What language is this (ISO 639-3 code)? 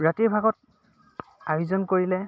asm